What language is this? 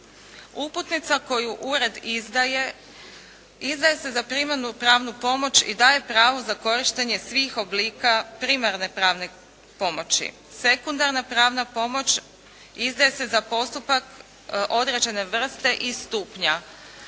Croatian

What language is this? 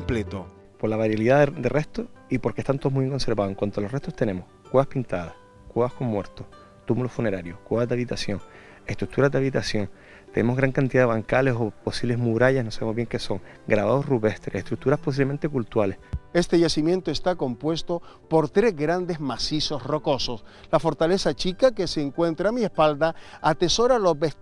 Spanish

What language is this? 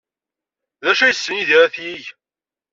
Kabyle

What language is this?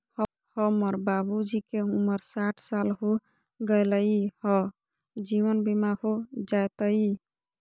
Magahi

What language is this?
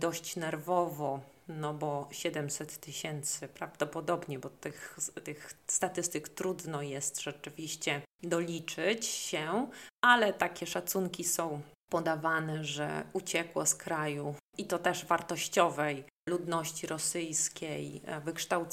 Polish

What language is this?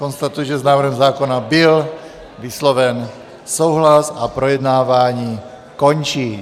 Czech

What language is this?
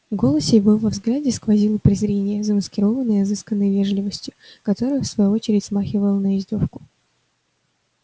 Russian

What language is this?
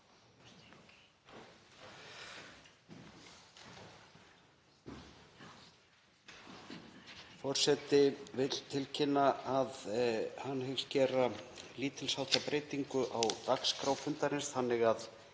Icelandic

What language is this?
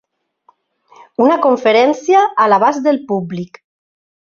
Catalan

